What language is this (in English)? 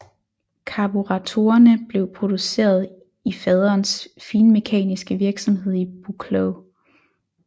Danish